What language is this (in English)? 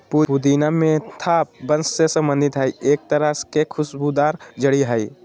Magahi